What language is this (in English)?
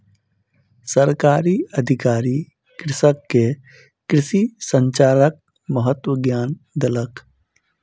Maithili